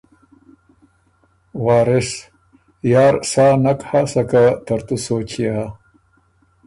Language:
Ormuri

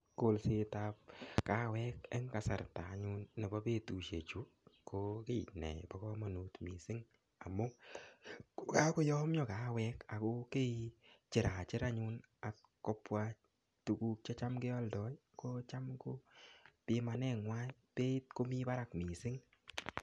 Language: Kalenjin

